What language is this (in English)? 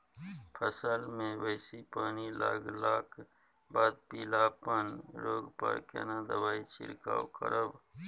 Maithili